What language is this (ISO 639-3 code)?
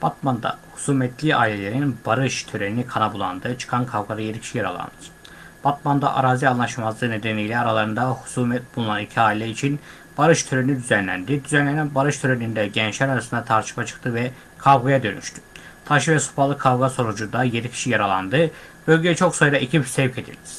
tur